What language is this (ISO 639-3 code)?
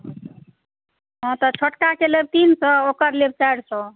mai